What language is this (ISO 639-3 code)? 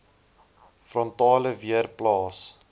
afr